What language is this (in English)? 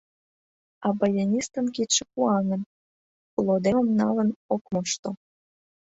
Mari